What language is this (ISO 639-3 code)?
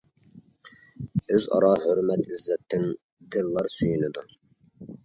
uig